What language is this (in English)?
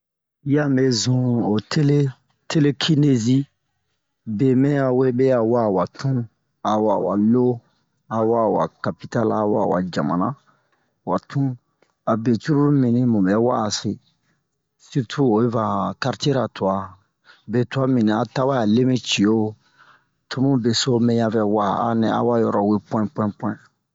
Bomu